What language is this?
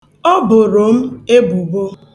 Igbo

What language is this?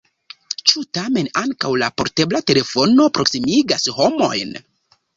Esperanto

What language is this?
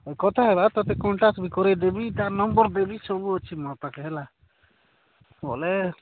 Odia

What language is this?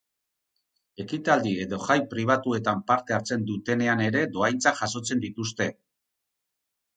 Basque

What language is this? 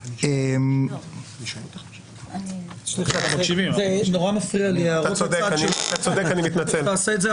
Hebrew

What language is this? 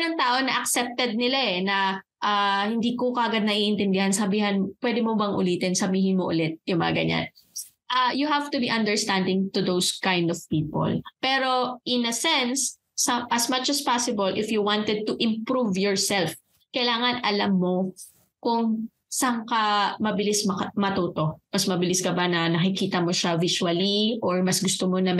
Filipino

